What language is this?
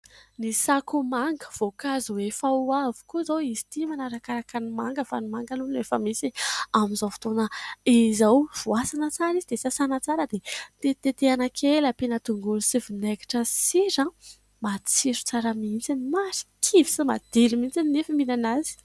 Malagasy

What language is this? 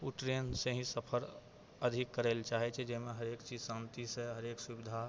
Maithili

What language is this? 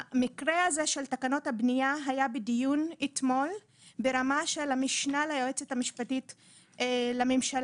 Hebrew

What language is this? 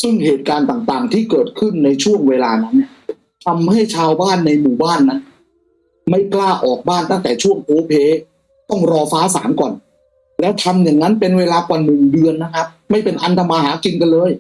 Thai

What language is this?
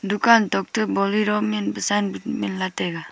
Wancho Naga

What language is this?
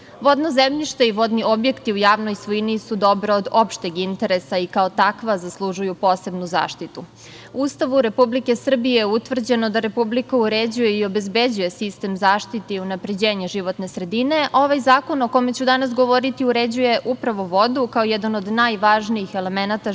Serbian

